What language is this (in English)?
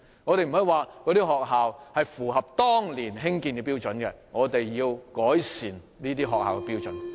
Cantonese